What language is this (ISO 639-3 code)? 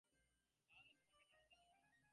ben